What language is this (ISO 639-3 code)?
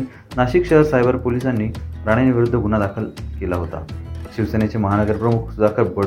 mar